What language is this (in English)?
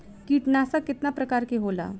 Bhojpuri